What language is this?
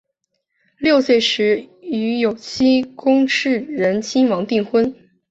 Chinese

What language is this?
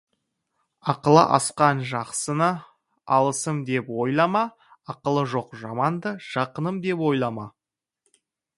Kazakh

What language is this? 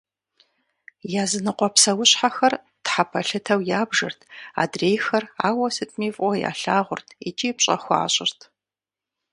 Kabardian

